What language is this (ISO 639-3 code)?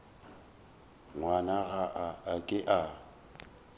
nso